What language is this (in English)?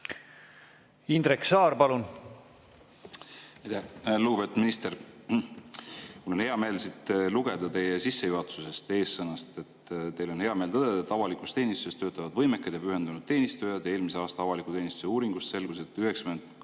Estonian